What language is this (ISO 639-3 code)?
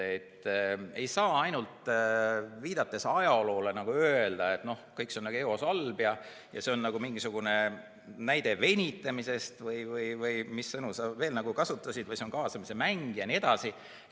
est